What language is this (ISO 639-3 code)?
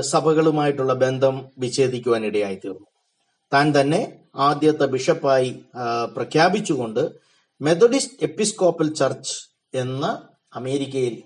mal